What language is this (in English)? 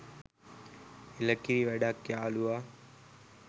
Sinhala